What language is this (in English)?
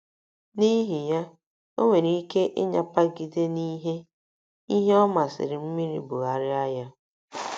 Igbo